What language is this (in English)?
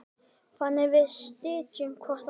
Icelandic